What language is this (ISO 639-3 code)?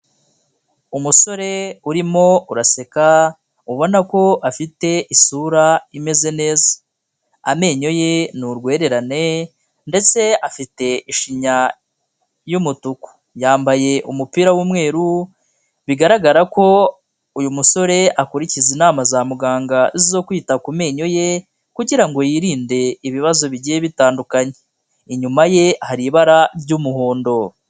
kin